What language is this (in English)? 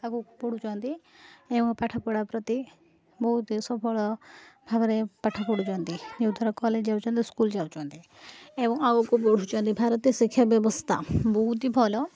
Odia